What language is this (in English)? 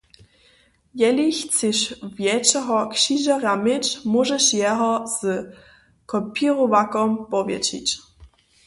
Upper Sorbian